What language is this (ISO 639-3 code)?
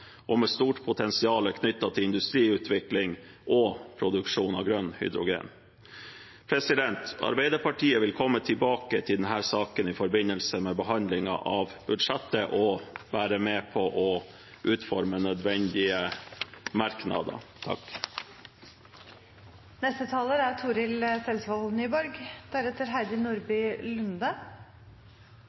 nor